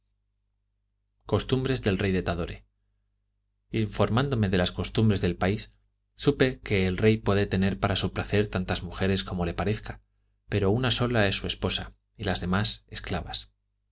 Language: Spanish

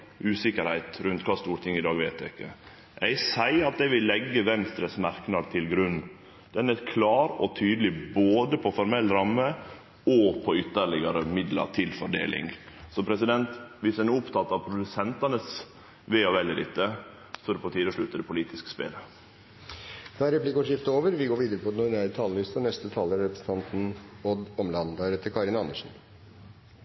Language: Norwegian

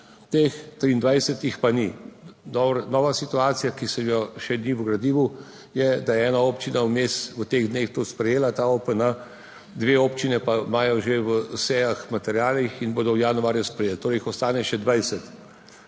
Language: Slovenian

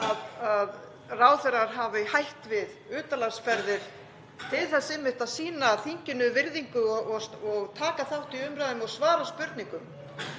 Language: Icelandic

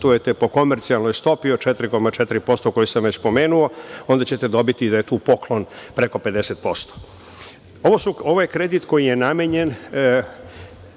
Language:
Serbian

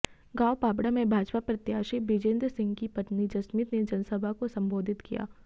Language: Hindi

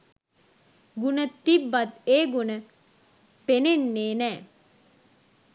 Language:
Sinhala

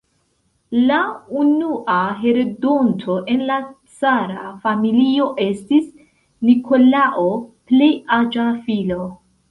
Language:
Esperanto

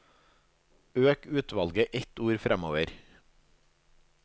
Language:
Norwegian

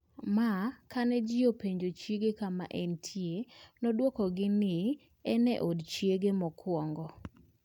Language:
Luo (Kenya and Tanzania)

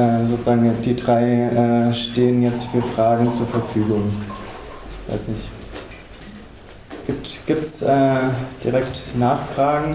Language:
German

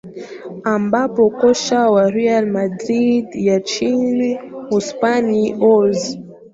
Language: Swahili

